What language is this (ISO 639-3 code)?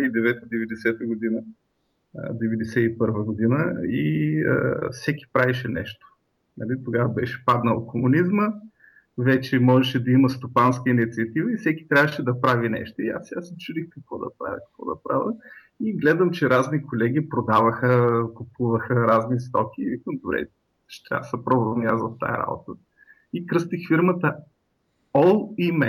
bul